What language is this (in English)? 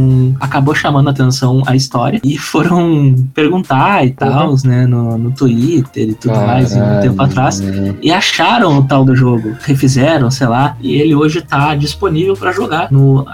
Portuguese